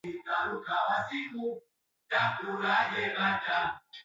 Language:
Swahili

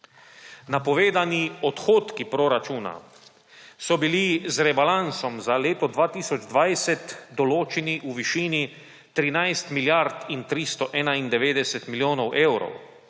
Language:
Slovenian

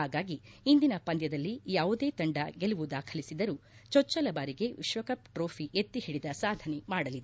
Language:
Kannada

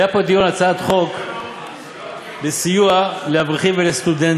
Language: Hebrew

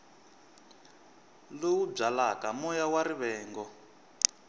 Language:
Tsonga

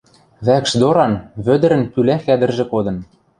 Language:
Western Mari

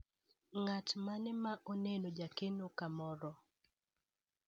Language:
Luo (Kenya and Tanzania)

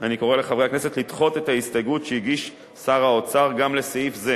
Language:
Hebrew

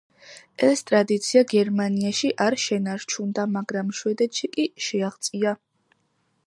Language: Georgian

